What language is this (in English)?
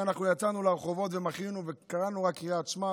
Hebrew